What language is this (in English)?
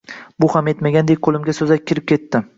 Uzbek